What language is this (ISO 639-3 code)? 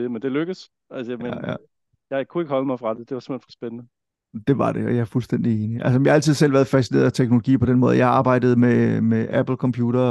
dan